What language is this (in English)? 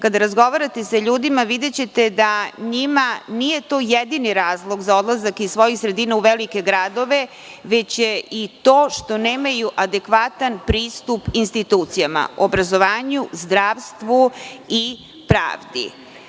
Serbian